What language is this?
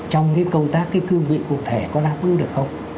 Vietnamese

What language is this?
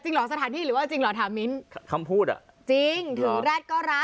Thai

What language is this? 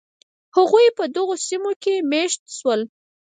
Pashto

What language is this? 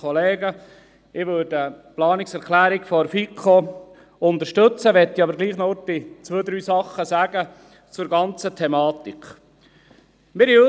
Swiss German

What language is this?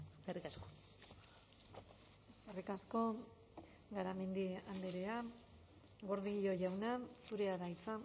Basque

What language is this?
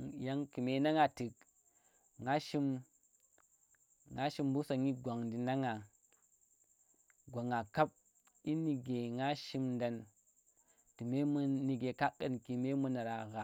Tera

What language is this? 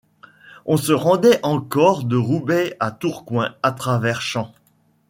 French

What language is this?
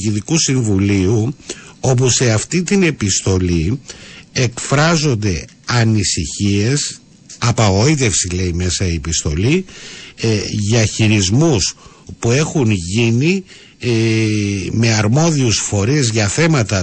Greek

